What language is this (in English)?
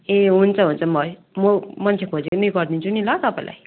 Nepali